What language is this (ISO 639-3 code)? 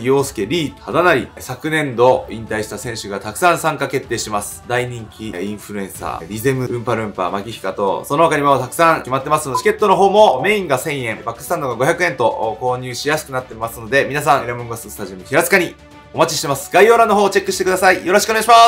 jpn